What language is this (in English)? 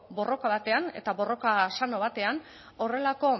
Basque